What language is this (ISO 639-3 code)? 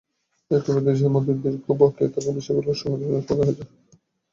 ben